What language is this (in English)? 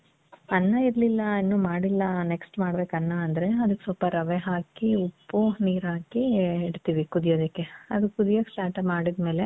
Kannada